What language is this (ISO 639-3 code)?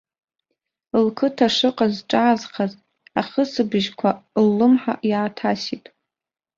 abk